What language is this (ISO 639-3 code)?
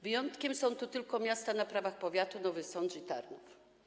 pol